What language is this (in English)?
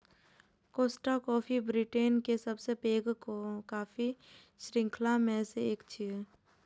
Maithili